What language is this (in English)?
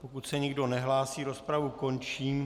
Czech